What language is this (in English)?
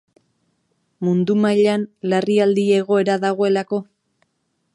Basque